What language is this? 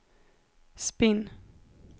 Swedish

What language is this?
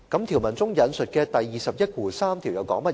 Cantonese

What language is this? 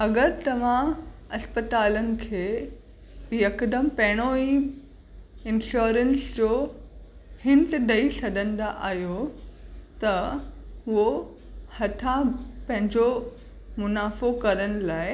Sindhi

